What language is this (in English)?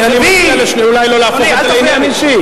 Hebrew